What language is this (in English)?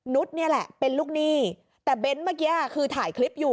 Thai